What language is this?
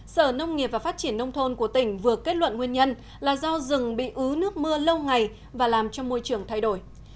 Vietnamese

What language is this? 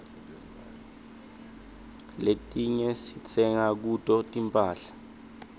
Swati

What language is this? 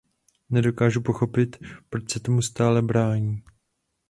Czech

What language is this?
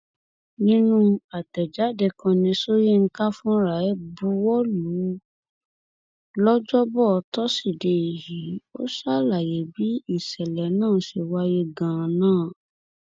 Yoruba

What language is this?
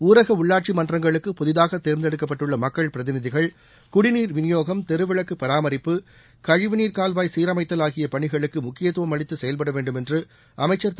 Tamil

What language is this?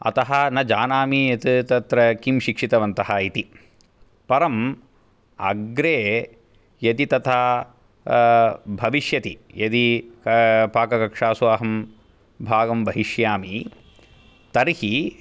Sanskrit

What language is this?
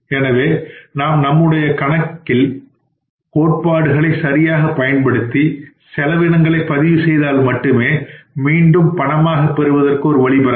Tamil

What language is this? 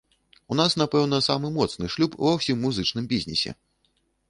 Belarusian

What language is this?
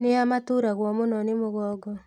Kikuyu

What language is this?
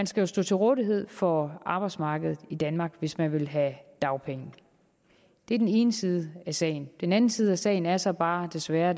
Danish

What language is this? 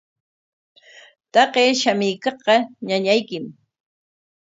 Corongo Ancash Quechua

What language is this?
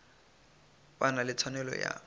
Northern Sotho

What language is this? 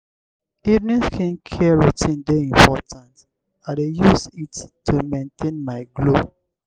Nigerian Pidgin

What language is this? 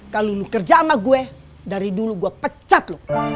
Indonesian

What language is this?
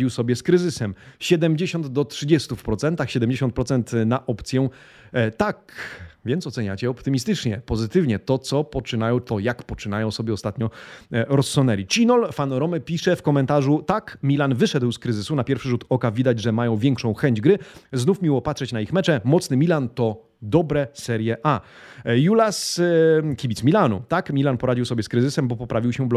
Polish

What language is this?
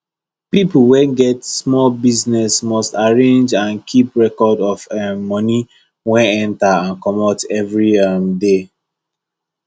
Nigerian Pidgin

